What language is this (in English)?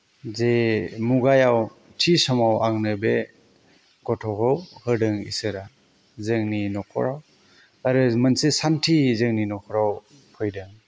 Bodo